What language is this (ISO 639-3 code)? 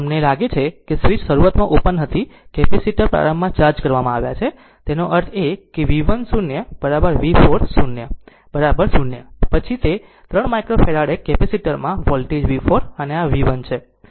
guj